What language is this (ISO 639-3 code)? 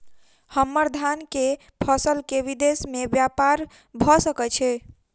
mai